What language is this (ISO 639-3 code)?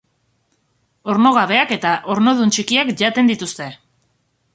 eus